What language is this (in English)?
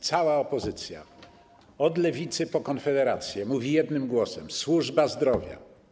Polish